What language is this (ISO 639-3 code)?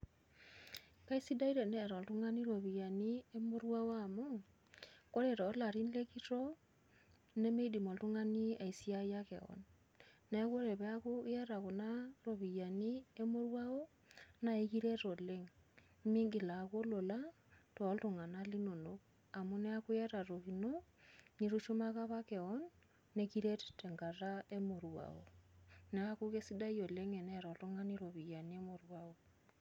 mas